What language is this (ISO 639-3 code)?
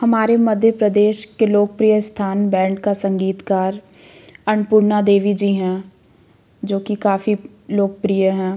hin